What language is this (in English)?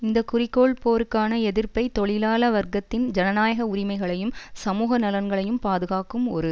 Tamil